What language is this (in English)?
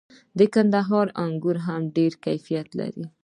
Pashto